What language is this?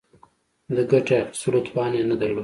Pashto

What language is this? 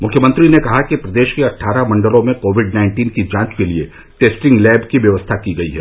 Hindi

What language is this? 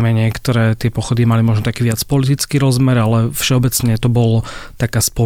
Slovak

